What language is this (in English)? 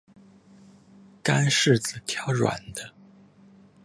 Chinese